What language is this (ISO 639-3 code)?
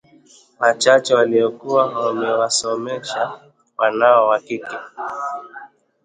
swa